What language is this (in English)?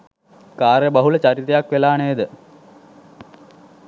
Sinhala